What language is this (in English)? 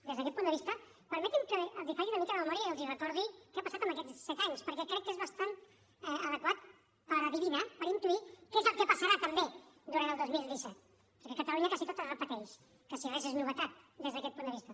Catalan